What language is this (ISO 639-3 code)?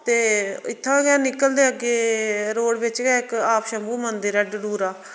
doi